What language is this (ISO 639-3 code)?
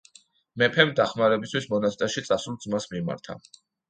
kat